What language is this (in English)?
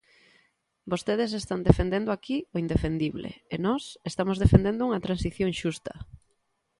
Galician